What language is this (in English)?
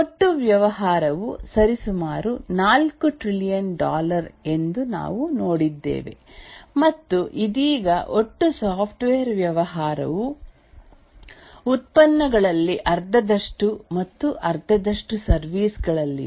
Kannada